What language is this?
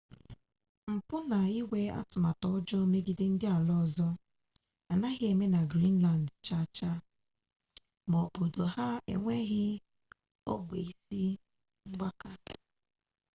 Igbo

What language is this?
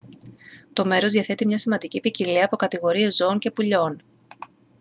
Greek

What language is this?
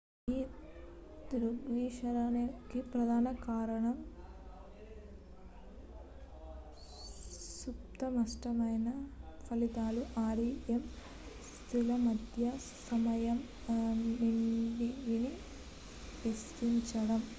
Telugu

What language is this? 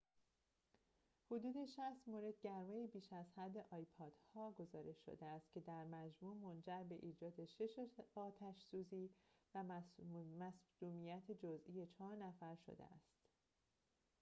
Persian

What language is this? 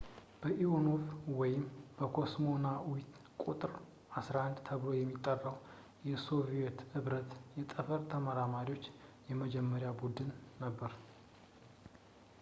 Amharic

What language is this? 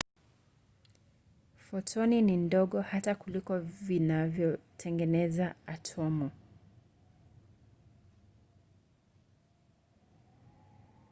Swahili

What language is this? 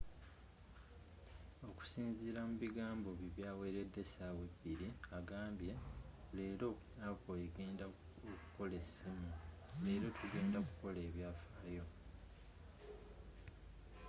Ganda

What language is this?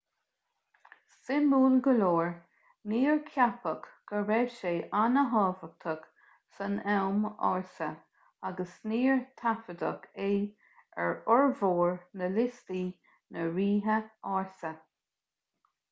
Irish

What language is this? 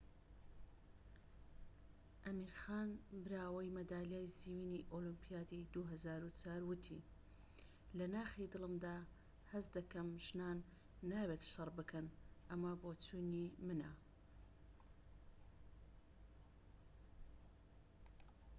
Central Kurdish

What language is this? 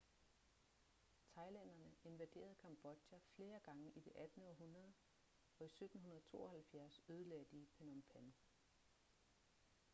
Danish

